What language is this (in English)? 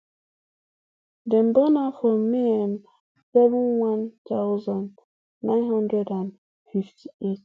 Nigerian Pidgin